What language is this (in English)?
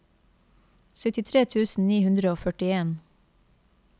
Norwegian